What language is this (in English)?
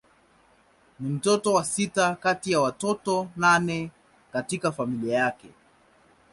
Swahili